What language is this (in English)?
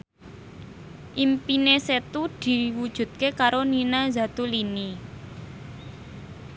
Javanese